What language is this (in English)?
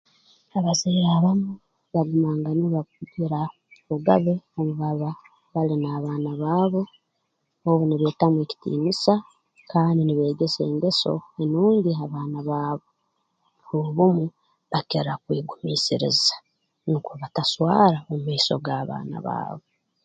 Tooro